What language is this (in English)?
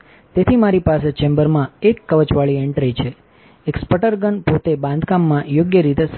Gujarati